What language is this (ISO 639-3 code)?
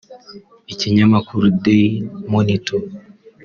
kin